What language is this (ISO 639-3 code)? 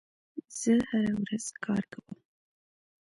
pus